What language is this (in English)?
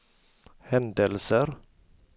Swedish